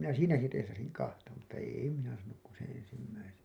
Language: Finnish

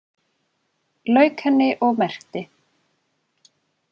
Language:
Icelandic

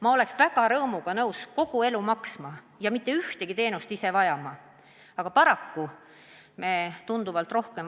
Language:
Estonian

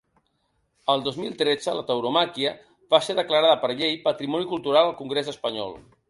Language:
Catalan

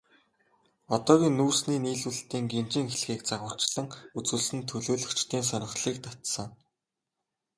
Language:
Mongolian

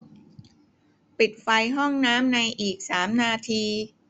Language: Thai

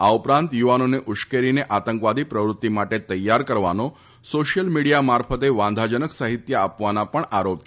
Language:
Gujarati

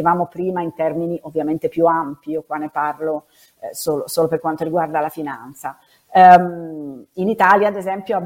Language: Italian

